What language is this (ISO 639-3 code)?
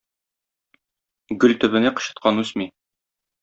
tat